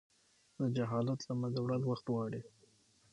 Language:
Pashto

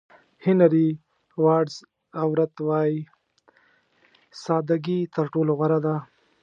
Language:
Pashto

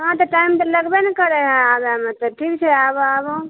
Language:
Maithili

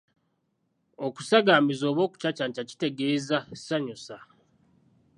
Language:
Ganda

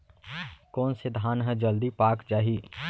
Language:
Chhattisgarhi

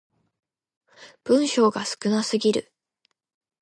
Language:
Japanese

